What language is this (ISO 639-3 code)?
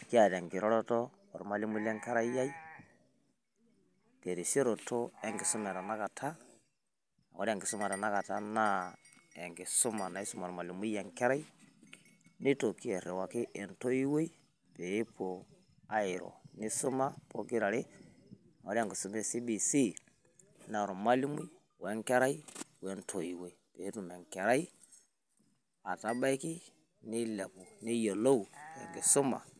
mas